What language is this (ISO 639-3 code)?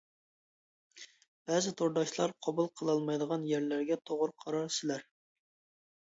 uig